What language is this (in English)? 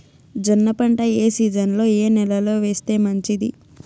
Telugu